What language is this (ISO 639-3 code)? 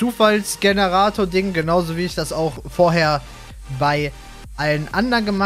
deu